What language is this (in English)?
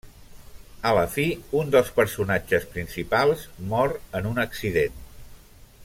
Catalan